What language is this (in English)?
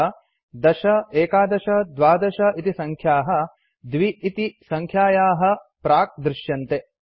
Sanskrit